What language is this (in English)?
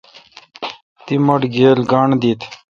Kalkoti